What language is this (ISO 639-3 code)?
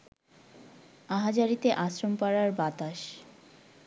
ben